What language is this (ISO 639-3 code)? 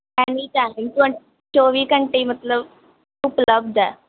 pan